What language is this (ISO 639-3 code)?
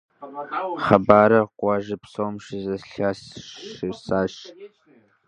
kbd